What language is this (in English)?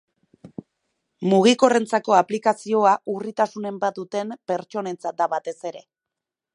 Basque